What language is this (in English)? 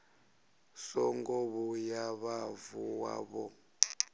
Venda